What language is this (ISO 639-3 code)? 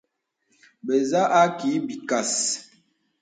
beb